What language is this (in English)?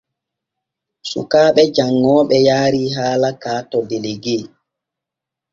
Borgu Fulfulde